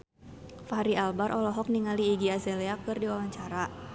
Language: Sundanese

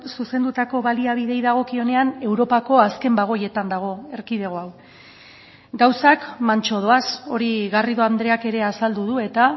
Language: Basque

